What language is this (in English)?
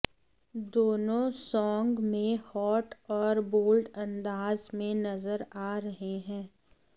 Hindi